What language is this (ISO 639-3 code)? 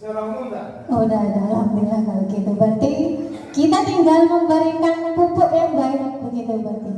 ind